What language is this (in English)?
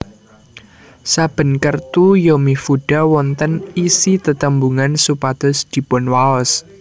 Javanese